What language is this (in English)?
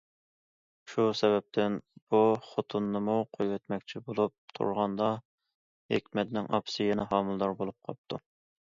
Uyghur